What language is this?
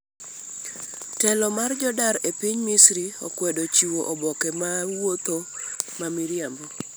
Luo (Kenya and Tanzania)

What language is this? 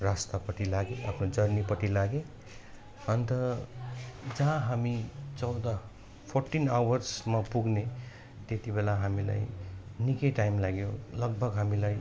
Nepali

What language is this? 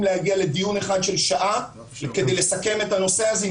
Hebrew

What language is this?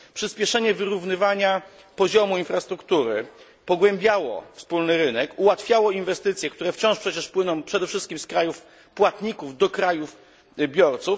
Polish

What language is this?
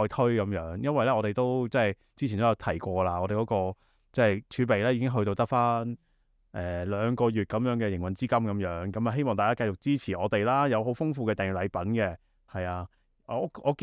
Chinese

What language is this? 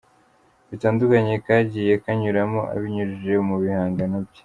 Kinyarwanda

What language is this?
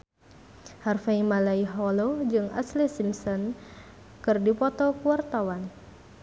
Sundanese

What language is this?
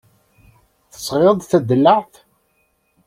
Kabyle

